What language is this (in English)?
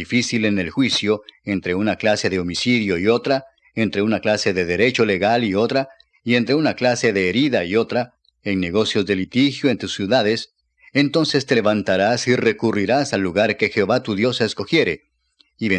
Spanish